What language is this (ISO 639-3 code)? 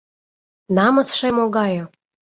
chm